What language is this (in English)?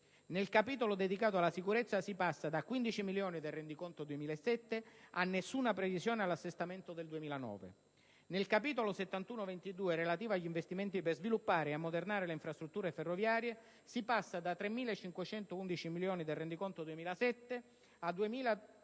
Italian